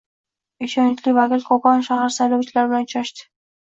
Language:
Uzbek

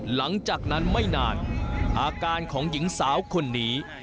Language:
Thai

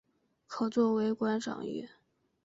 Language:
Chinese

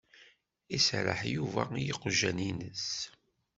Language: Kabyle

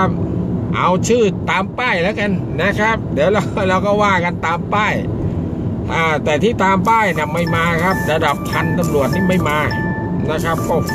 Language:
Thai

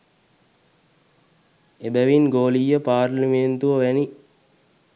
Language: Sinhala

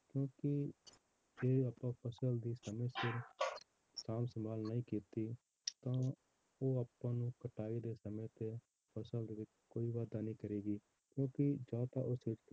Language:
Punjabi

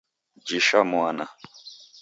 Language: Taita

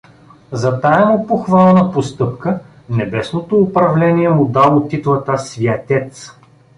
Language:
Bulgarian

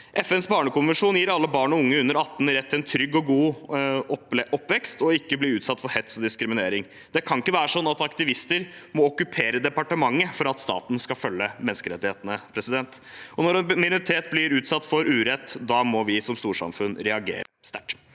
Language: Norwegian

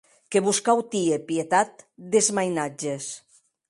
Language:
Occitan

